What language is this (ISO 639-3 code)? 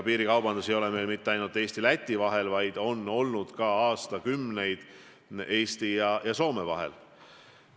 est